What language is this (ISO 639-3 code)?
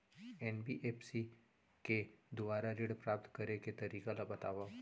hne